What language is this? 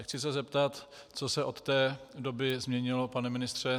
Czech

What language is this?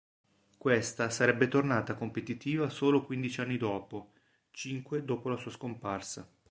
Italian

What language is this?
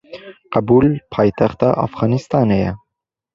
Kurdish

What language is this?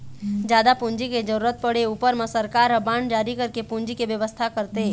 Chhattisgarhi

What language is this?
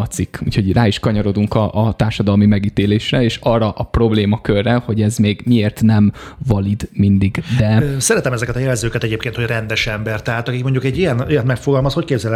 Hungarian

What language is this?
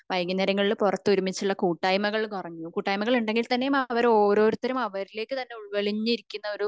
Malayalam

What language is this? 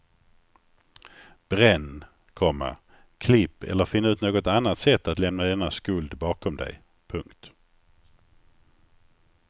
Swedish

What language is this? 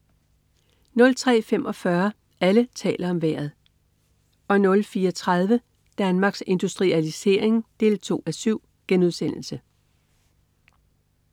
Danish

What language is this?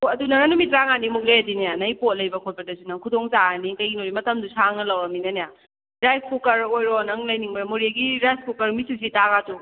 Manipuri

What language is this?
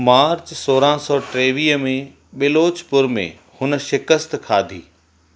Sindhi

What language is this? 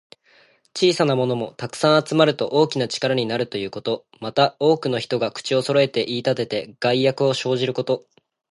Japanese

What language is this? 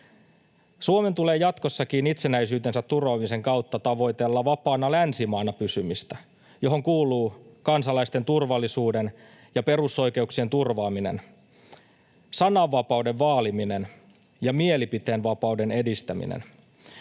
Finnish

